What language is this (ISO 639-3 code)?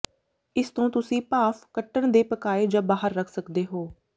pan